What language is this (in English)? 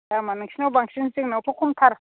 Bodo